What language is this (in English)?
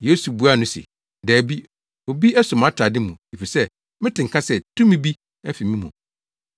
Akan